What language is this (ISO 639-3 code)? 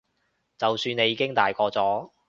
yue